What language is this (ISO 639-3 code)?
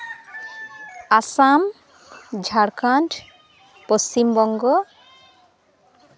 sat